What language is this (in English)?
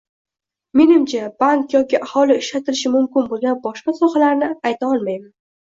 Uzbek